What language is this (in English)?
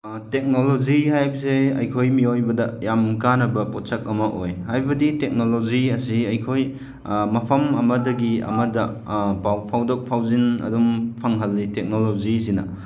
Manipuri